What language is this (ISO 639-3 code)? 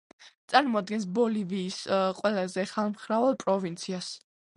kat